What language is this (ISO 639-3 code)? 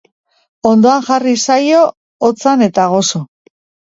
eus